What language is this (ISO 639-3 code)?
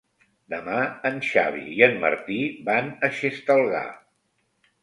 cat